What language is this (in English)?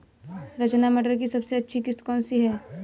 Hindi